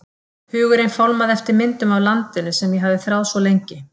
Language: Icelandic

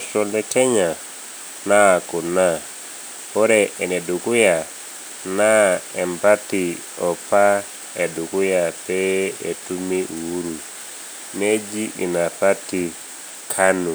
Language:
Masai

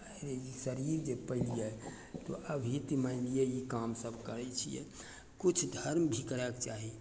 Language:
Maithili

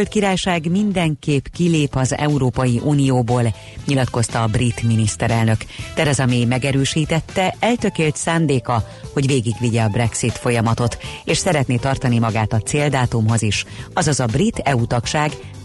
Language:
Hungarian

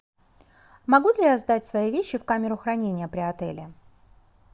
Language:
Russian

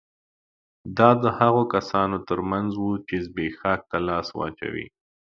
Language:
Pashto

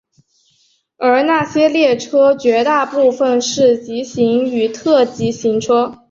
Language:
Chinese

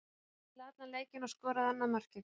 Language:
Icelandic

